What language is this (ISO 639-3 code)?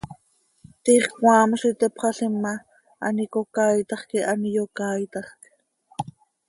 sei